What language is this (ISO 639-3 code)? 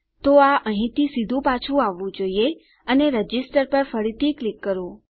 guj